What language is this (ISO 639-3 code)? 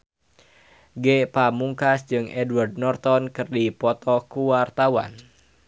sun